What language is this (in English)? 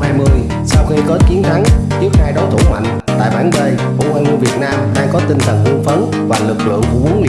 Vietnamese